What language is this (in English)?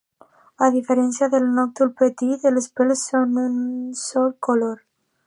Catalan